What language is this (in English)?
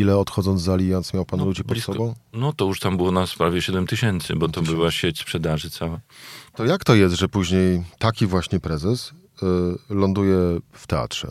Polish